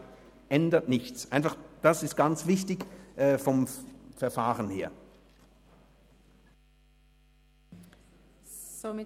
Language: Swiss German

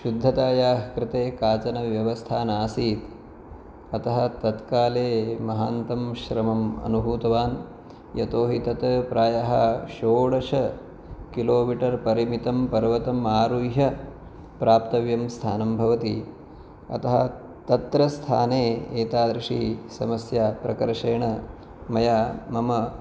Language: Sanskrit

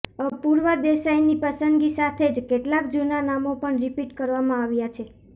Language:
Gujarati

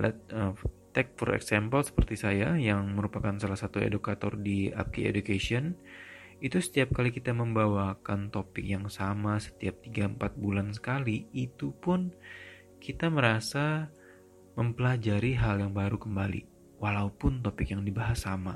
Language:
Indonesian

